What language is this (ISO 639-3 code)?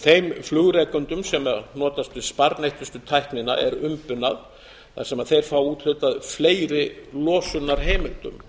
isl